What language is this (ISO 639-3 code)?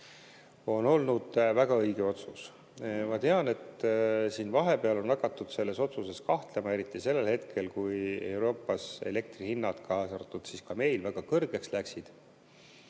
est